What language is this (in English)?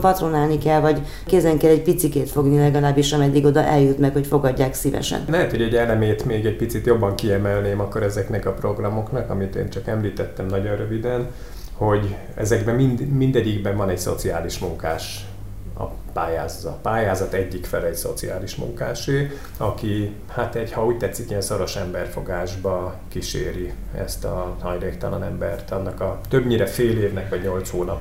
Hungarian